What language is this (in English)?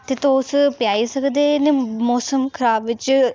Dogri